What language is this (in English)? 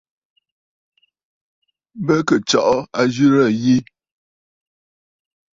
Bafut